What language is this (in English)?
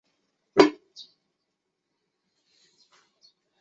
Chinese